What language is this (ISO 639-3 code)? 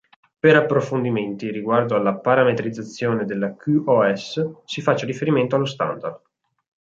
ita